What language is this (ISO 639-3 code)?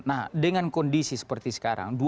ind